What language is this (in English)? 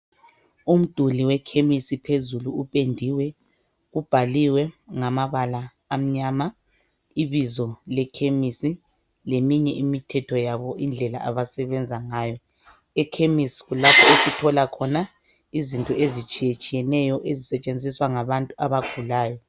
North Ndebele